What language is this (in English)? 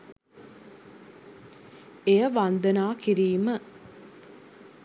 Sinhala